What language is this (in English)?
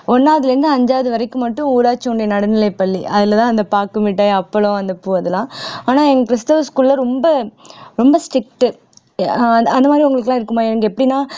Tamil